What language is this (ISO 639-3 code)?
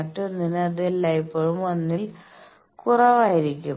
mal